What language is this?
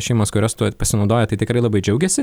Lithuanian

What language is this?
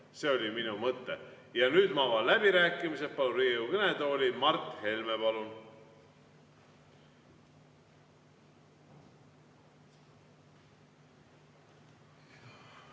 Estonian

